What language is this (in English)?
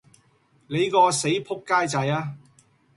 Cantonese